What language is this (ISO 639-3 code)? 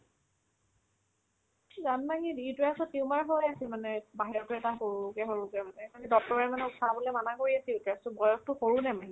asm